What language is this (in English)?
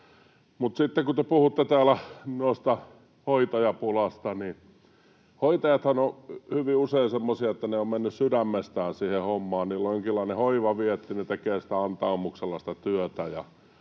Finnish